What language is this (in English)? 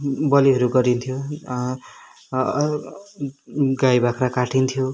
Nepali